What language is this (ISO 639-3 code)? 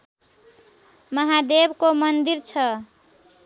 nep